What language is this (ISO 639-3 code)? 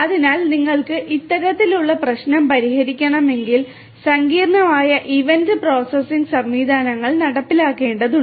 mal